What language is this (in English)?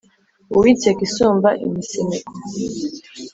Kinyarwanda